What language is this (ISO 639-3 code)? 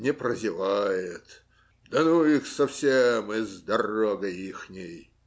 rus